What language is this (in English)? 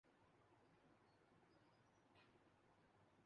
Urdu